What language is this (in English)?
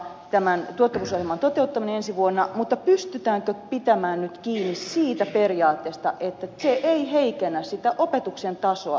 Finnish